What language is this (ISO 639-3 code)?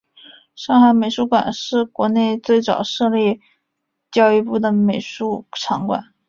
zho